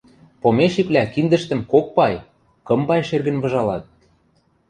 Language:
Western Mari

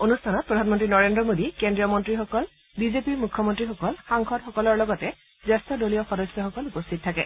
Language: Assamese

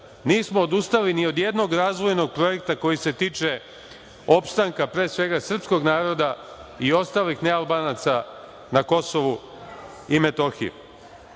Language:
Serbian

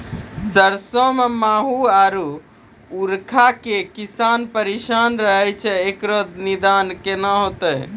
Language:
Maithili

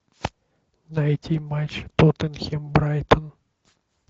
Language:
Russian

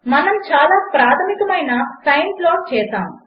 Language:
Telugu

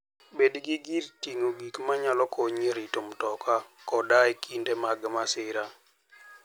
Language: Luo (Kenya and Tanzania)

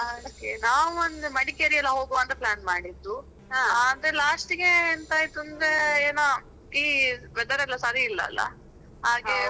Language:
Kannada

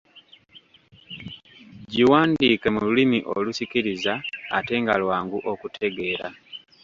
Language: Ganda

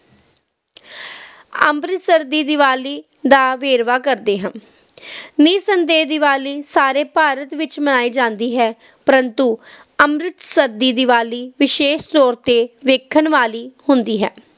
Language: Punjabi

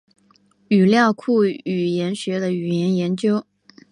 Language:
Chinese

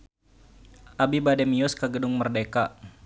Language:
Sundanese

